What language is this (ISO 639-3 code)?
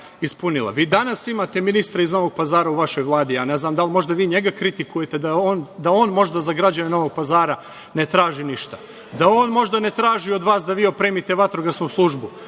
srp